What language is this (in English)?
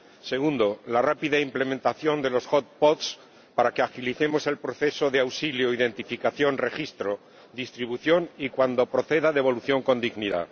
Spanish